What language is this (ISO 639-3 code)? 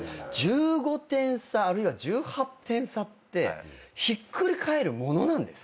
jpn